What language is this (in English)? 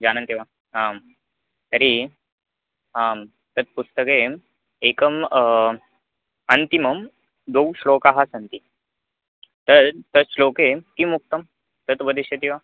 Sanskrit